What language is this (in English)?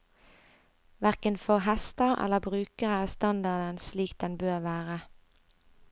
Norwegian